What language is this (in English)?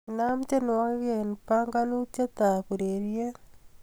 Kalenjin